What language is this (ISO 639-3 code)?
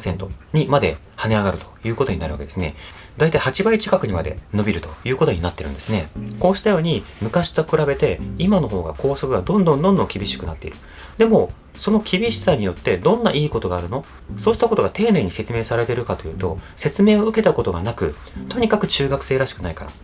jpn